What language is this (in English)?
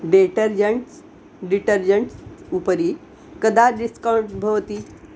Sanskrit